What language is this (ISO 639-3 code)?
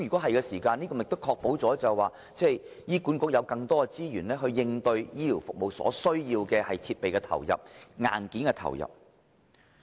yue